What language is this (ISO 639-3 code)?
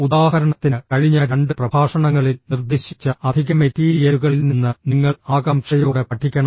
mal